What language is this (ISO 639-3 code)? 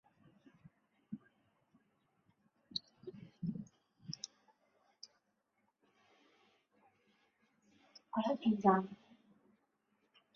zho